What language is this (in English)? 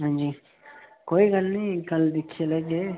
Dogri